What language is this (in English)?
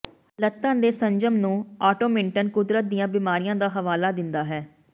Punjabi